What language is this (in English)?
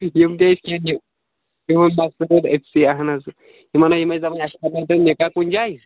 Kashmiri